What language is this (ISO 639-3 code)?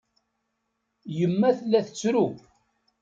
kab